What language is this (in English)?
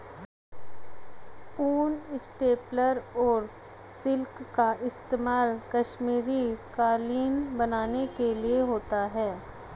Hindi